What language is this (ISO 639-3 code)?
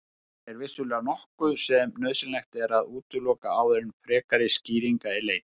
isl